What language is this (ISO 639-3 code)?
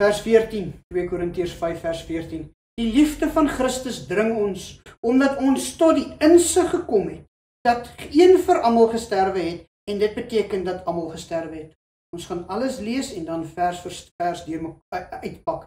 nld